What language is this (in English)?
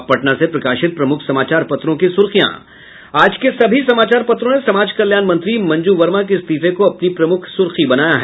Hindi